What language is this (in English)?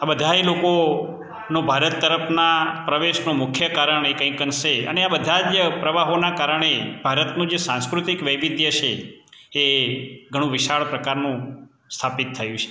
Gujarati